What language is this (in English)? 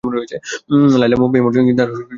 Bangla